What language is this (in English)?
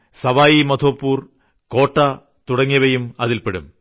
Malayalam